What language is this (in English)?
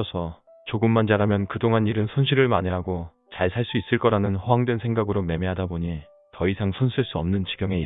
Korean